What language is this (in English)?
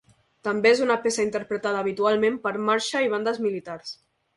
Catalan